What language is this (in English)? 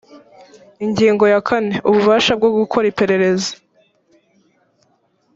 Kinyarwanda